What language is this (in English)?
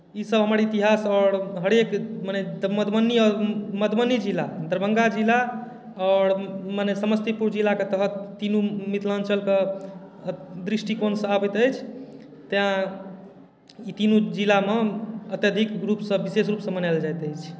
Maithili